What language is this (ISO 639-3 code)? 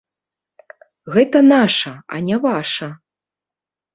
bel